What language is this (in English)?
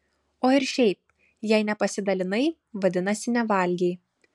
Lithuanian